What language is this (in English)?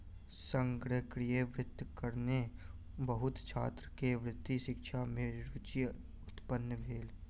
Maithili